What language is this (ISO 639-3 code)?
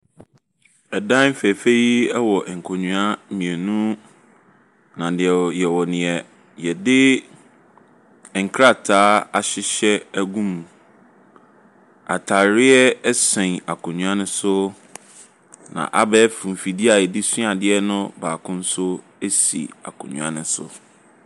aka